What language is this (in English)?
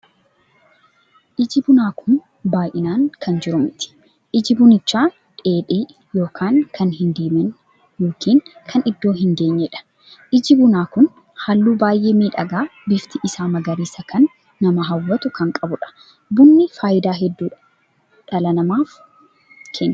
Oromo